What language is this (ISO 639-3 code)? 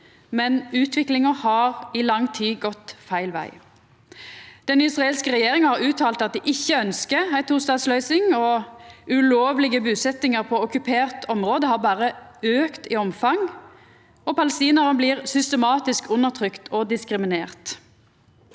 nor